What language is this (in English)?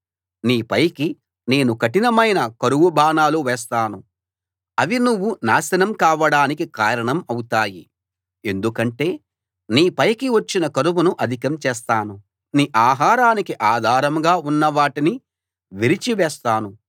Telugu